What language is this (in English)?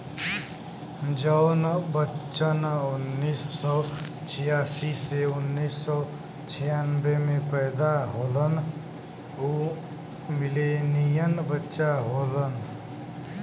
Bhojpuri